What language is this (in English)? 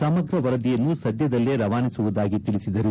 Kannada